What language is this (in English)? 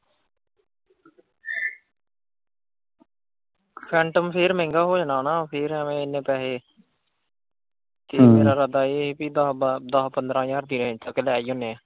Punjabi